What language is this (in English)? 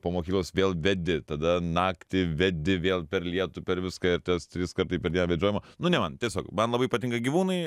Lithuanian